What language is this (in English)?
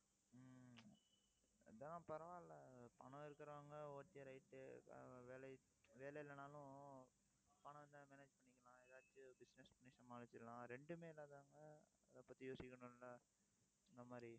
Tamil